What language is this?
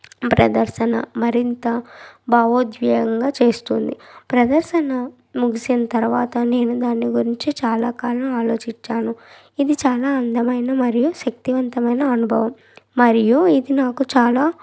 Telugu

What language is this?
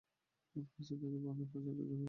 Bangla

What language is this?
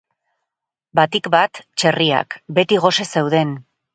Basque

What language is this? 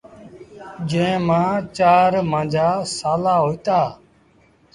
Sindhi Bhil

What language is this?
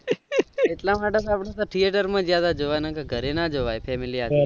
Gujarati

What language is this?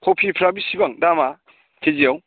Bodo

